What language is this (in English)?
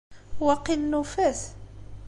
Kabyle